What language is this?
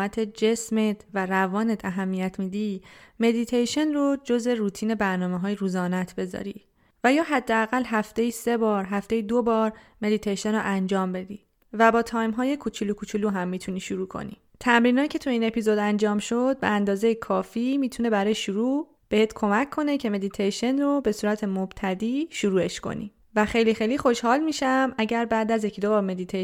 Persian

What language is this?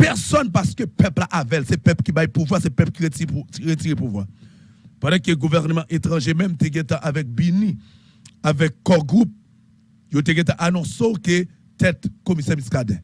French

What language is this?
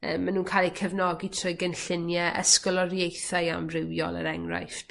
Welsh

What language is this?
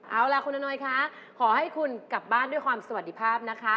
Thai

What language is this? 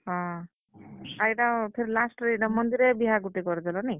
Odia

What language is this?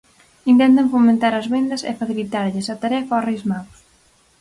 Galician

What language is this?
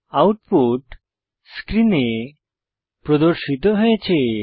Bangla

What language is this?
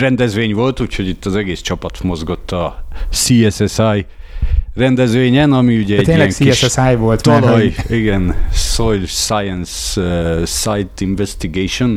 Hungarian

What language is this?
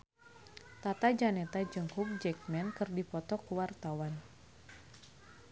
Sundanese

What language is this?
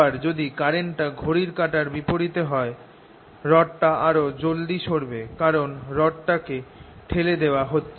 Bangla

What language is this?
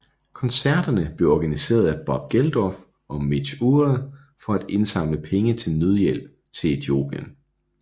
Danish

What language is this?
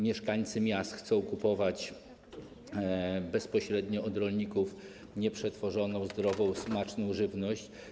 Polish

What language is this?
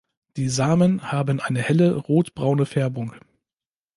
German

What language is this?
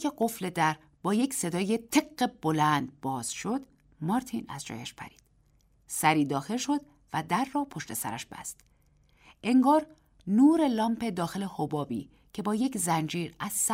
Persian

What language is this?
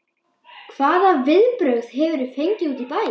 Icelandic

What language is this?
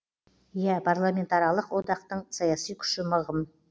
Kazakh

